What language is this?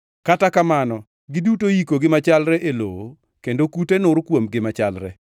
Luo (Kenya and Tanzania)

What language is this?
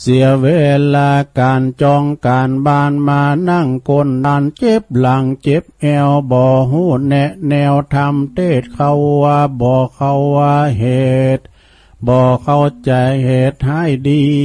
Thai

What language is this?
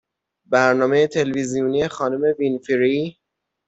Persian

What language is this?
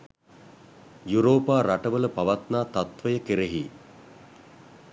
Sinhala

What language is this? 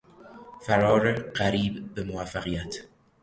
Persian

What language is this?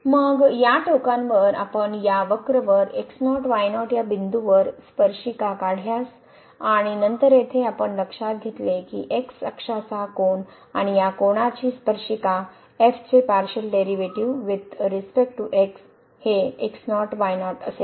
Marathi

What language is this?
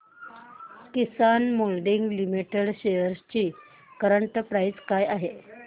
Marathi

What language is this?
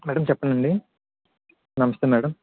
Telugu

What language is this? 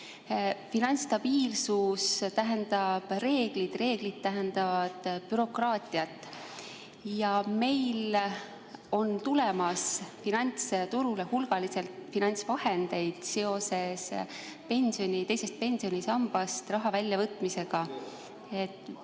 Estonian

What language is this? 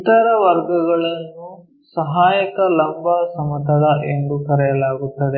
Kannada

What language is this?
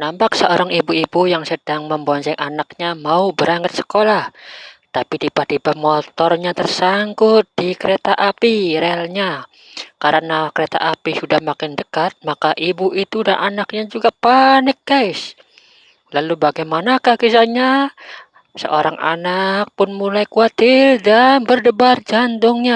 Indonesian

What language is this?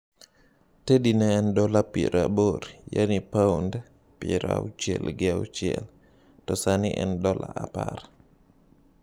Luo (Kenya and Tanzania)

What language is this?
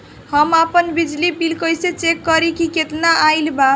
Bhojpuri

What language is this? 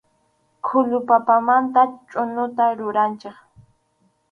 Arequipa-La Unión Quechua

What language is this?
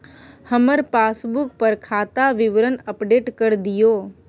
Maithili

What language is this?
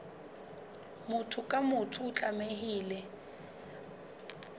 Southern Sotho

